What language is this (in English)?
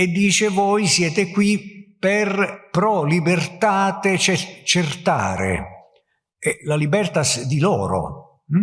Italian